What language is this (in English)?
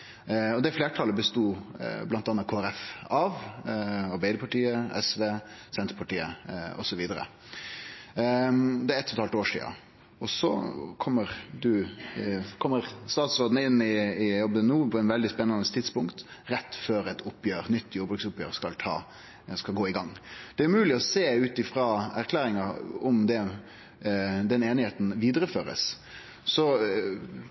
Norwegian Nynorsk